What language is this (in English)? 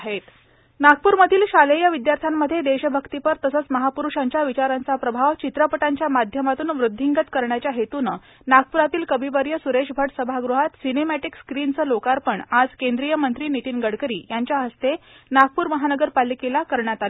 Marathi